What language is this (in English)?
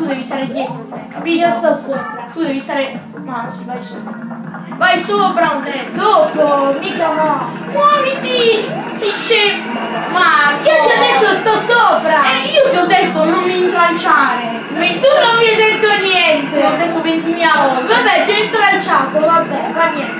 Italian